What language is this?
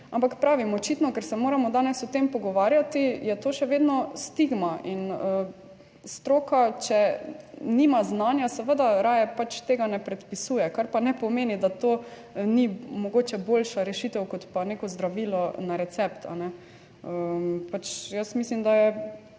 Slovenian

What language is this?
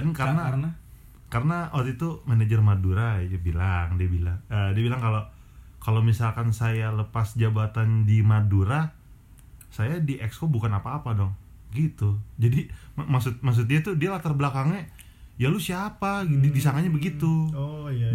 Indonesian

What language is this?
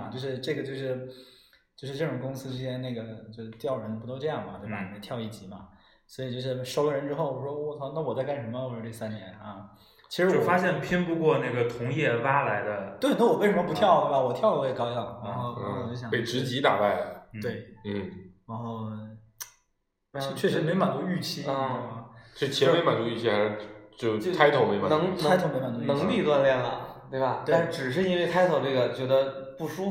Chinese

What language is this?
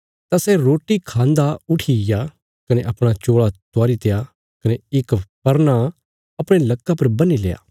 Bilaspuri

